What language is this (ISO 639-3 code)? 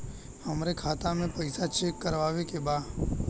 bho